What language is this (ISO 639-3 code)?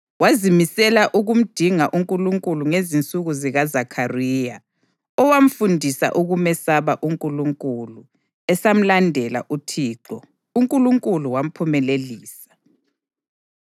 nde